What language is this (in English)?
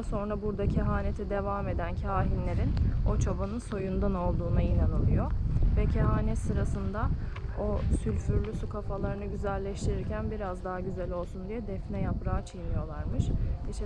Turkish